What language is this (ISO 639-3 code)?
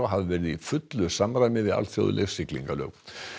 isl